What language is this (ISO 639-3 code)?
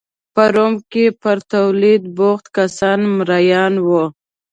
pus